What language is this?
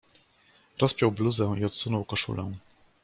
Polish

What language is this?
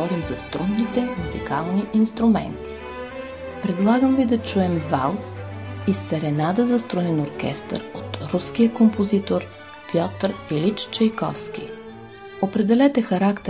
Bulgarian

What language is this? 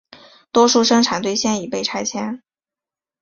Chinese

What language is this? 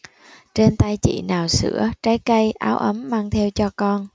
Vietnamese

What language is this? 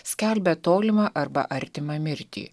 Lithuanian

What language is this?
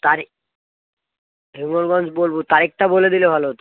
Bangla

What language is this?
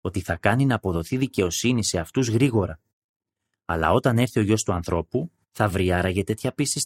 Greek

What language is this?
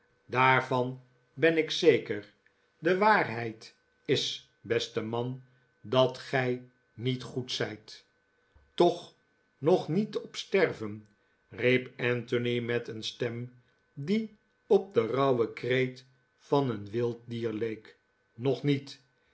Dutch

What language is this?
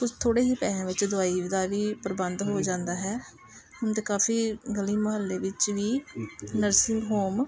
Punjabi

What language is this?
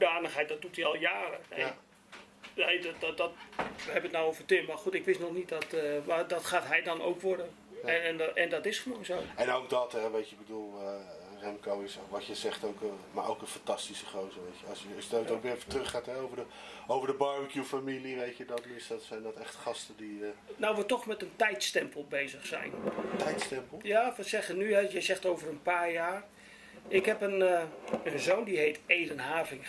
Dutch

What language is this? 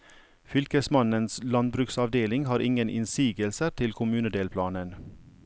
Norwegian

